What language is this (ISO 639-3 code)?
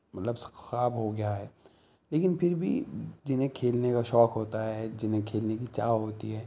urd